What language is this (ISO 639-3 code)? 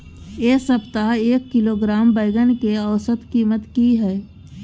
mai